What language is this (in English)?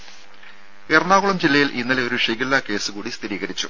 Malayalam